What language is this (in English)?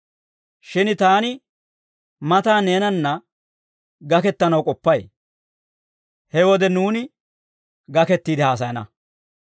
Dawro